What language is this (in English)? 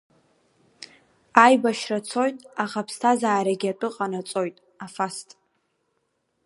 Abkhazian